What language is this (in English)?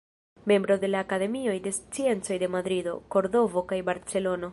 Esperanto